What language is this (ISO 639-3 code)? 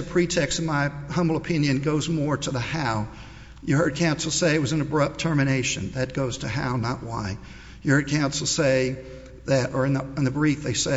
eng